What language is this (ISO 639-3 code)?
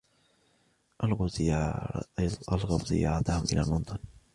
ara